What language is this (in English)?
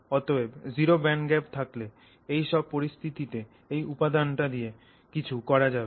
Bangla